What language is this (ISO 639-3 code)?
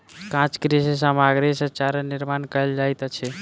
mai